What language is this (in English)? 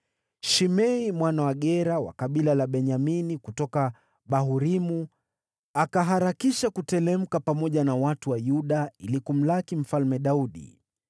Swahili